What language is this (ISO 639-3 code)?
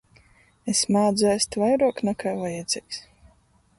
ltg